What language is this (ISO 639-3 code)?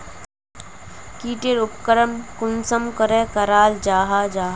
mag